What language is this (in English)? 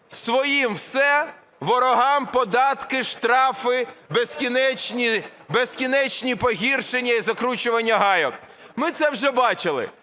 Ukrainian